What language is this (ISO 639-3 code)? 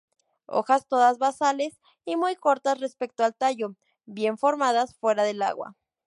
spa